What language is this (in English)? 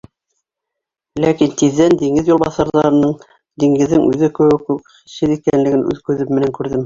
Bashkir